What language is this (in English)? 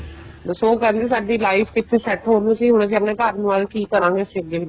Punjabi